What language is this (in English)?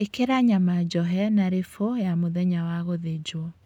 Kikuyu